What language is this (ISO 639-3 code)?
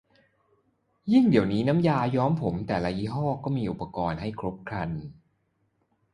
tha